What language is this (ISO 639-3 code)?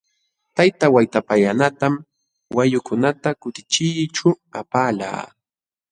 qxw